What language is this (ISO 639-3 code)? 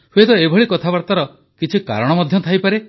ori